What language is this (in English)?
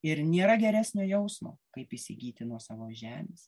Lithuanian